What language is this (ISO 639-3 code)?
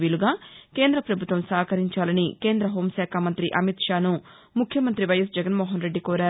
tel